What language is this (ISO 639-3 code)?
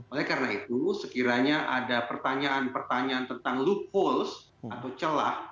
ind